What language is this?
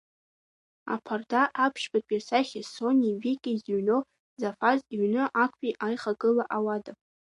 Abkhazian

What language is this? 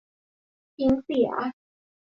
Thai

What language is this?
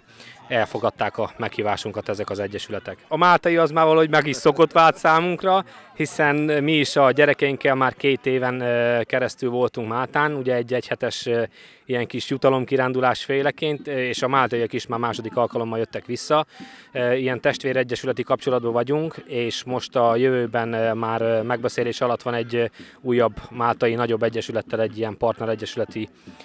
Hungarian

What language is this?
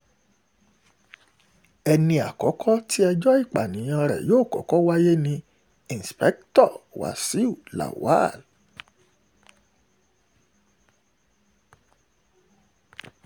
Yoruba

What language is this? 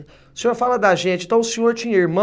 Portuguese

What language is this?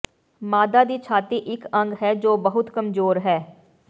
Punjabi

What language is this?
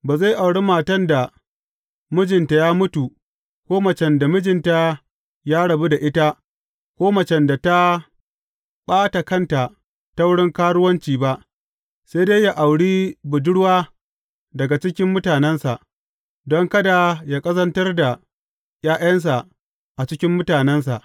Hausa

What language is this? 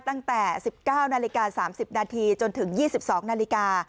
Thai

